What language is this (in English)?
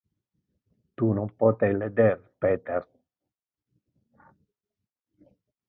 Interlingua